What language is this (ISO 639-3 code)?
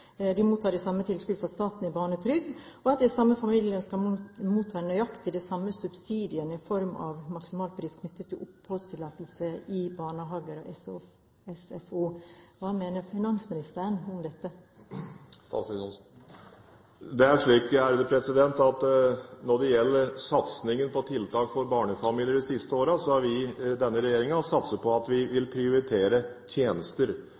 nob